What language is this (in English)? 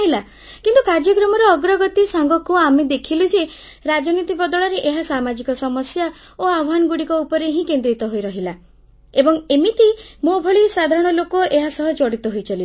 Odia